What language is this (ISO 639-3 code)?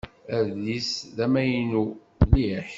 kab